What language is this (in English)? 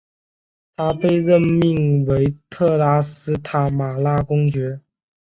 Chinese